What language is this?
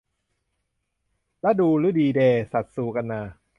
Thai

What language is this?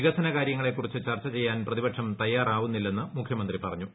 Malayalam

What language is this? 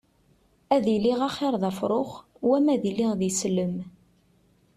Kabyle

